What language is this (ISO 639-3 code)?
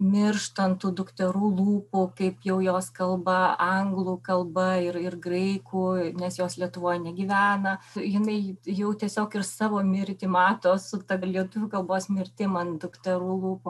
lit